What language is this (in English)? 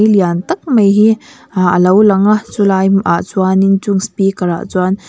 Mizo